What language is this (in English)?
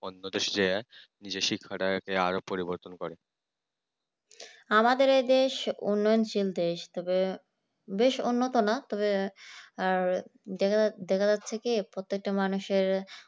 Bangla